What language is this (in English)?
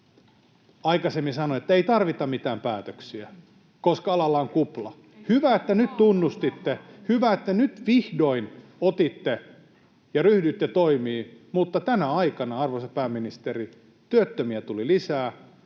Finnish